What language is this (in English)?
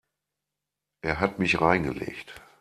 German